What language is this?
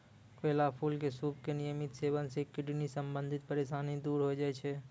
Maithili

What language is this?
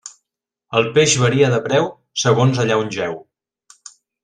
Catalan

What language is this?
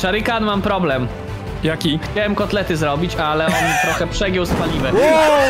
Polish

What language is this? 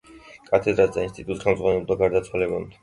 Georgian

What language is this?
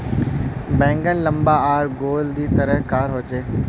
Magahi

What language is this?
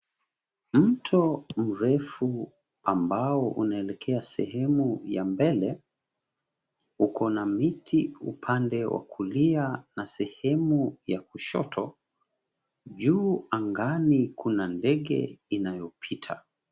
Swahili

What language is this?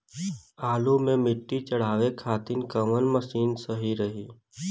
Bhojpuri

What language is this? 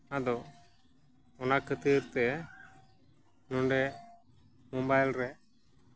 Santali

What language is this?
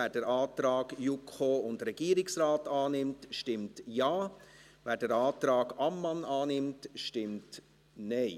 Swiss German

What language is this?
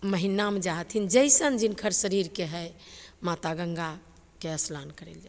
Maithili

